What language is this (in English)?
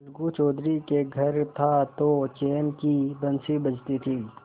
Hindi